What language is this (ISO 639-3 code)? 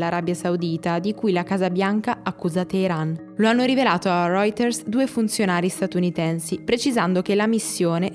ita